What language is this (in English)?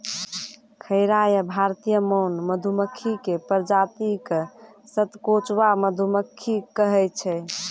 Maithili